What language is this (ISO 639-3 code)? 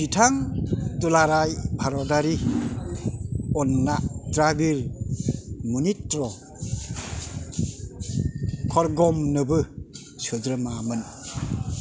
brx